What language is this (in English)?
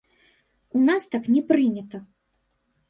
Belarusian